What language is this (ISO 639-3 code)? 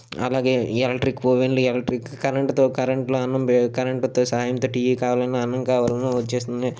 tel